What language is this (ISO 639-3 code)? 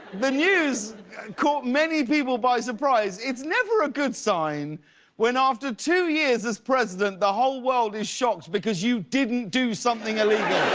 eng